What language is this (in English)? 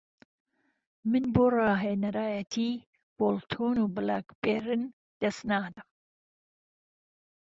Central Kurdish